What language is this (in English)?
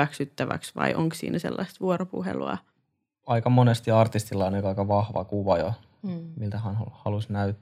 Finnish